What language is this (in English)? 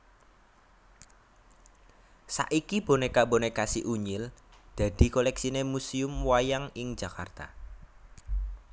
Javanese